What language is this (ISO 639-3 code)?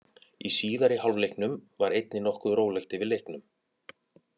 isl